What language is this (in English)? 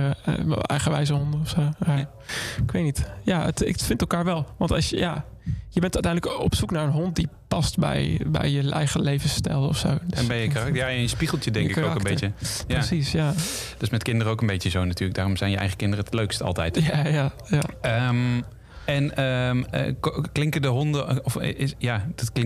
Dutch